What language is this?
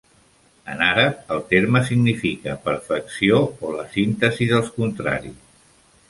Catalan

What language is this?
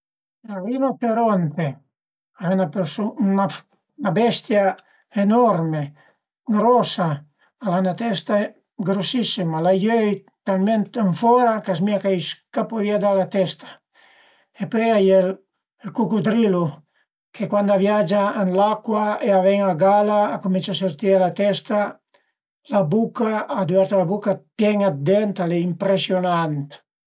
Piedmontese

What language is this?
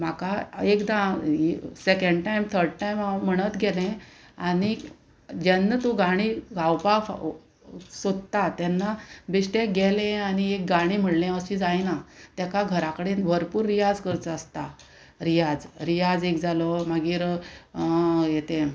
Konkani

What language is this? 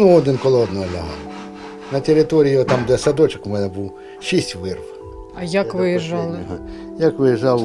Ukrainian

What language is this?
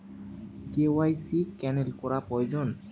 Bangla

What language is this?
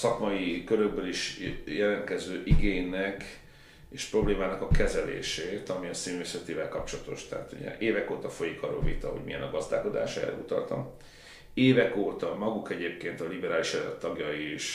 Hungarian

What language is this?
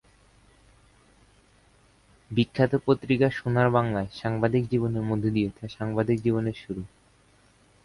Bangla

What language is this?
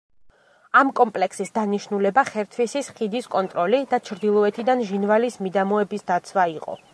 Georgian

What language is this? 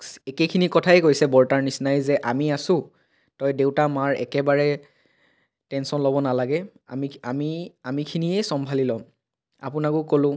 Assamese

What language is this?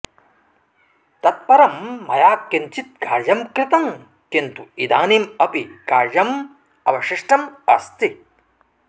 Sanskrit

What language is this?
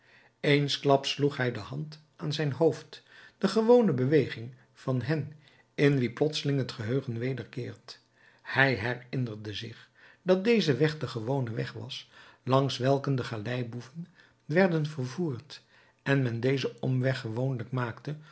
Dutch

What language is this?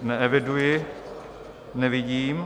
Czech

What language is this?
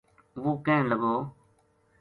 Gujari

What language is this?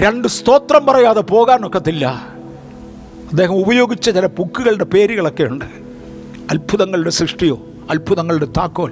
Malayalam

